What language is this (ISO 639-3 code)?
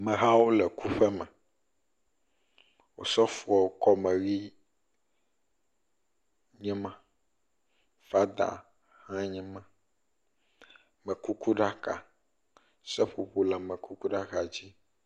ewe